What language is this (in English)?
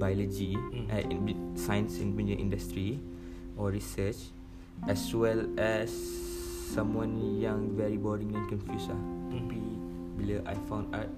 Malay